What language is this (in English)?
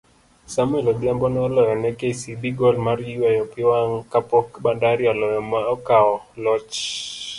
Luo (Kenya and Tanzania)